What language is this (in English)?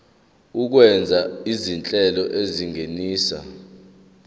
Zulu